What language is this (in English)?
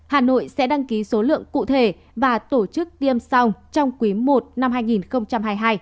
Vietnamese